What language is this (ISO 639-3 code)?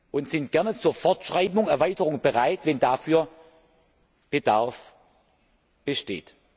deu